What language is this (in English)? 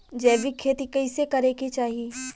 Bhojpuri